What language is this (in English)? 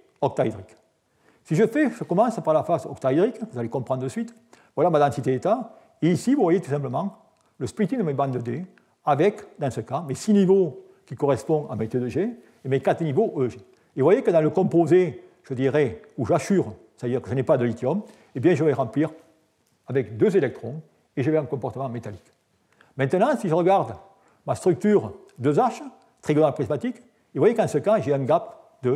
French